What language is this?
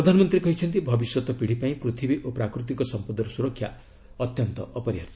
Odia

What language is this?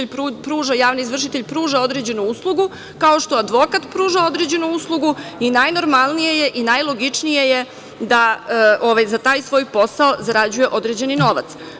Serbian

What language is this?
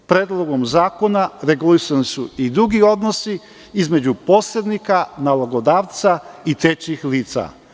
Serbian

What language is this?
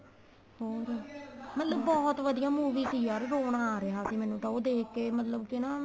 Punjabi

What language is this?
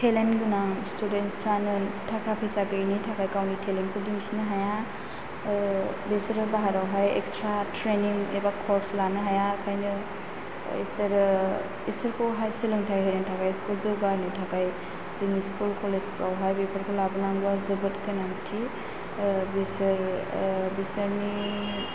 Bodo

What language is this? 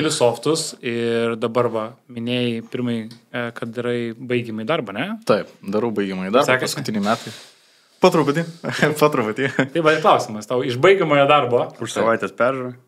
Lithuanian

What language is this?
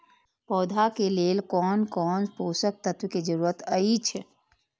Maithili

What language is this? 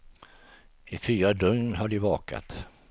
Swedish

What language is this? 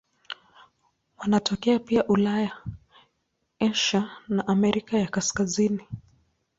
Swahili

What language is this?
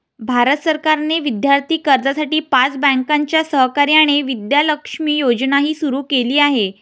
Marathi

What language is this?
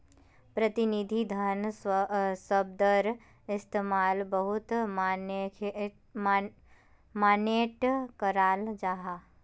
Magahi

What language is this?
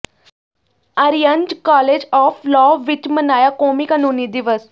Punjabi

